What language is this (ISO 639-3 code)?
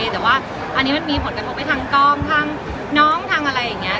tha